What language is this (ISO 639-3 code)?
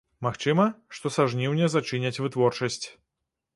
bel